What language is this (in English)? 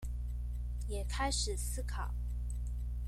Chinese